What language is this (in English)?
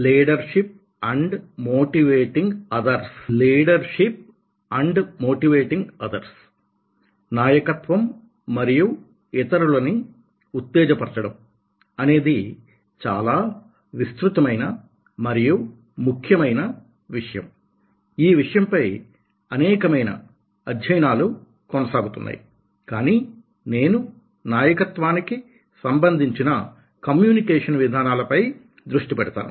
Telugu